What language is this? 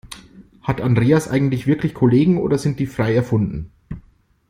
German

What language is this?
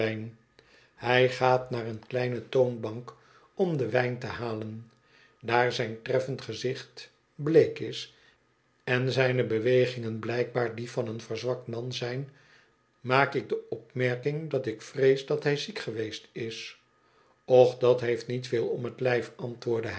Dutch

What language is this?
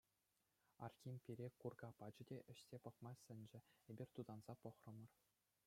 Chuvash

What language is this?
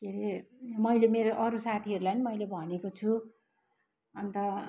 Nepali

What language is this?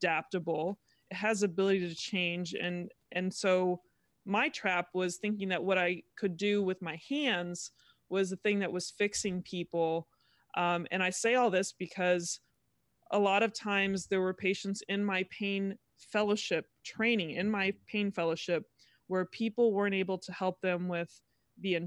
English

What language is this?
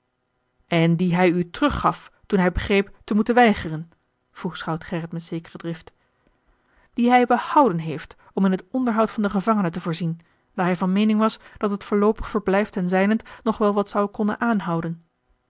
Dutch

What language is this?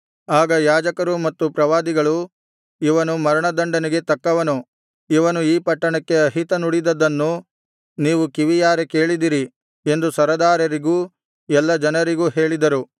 Kannada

